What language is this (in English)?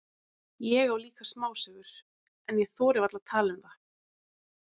Icelandic